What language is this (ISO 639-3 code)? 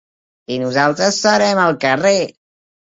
cat